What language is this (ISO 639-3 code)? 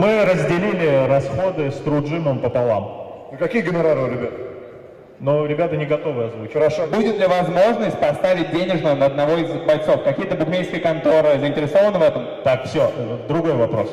rus